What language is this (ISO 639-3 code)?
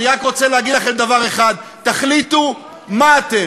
heb